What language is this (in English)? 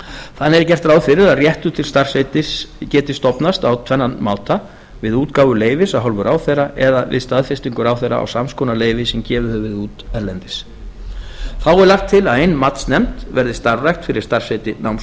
Icelandic